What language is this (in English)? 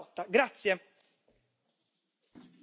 Italian